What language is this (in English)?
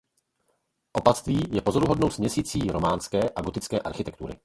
Czech